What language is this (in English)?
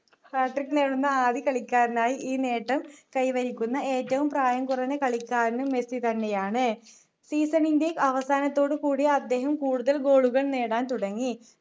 Malayalam